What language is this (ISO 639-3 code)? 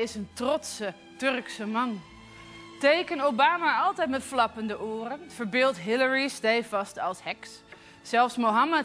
nld